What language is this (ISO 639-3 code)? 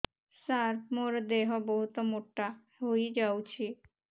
ori